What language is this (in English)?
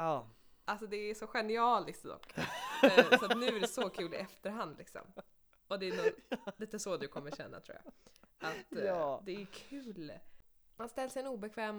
Swedish